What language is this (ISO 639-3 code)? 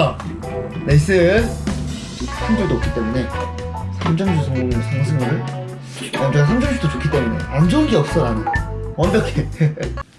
kor